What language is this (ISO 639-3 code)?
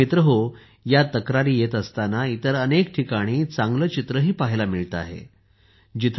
mar